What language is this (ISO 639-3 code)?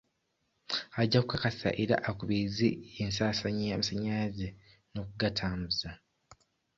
lug